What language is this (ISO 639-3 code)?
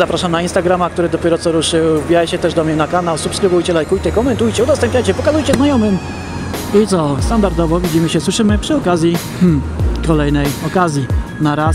pol